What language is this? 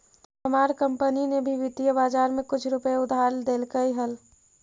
Magahi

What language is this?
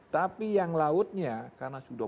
Indonesian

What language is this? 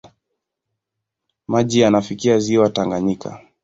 Swahili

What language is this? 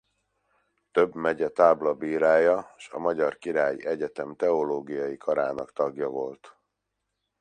Hungarian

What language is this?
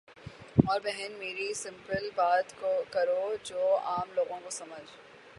Urdu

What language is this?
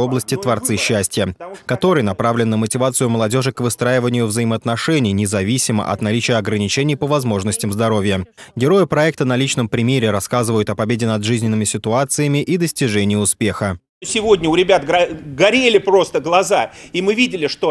Russian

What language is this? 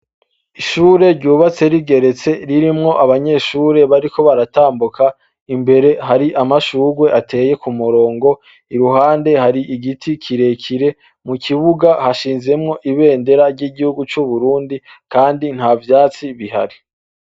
Rundi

